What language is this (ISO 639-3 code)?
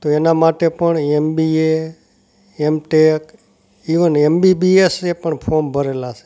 guj